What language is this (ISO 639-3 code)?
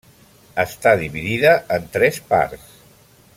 cat